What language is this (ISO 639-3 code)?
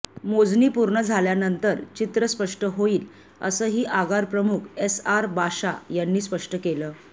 mar